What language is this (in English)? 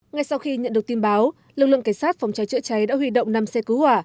Vietnamese